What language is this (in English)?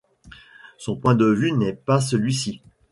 French